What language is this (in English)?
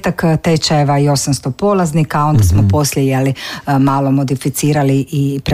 Croatian